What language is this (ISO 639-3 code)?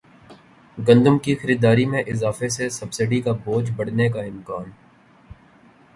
urd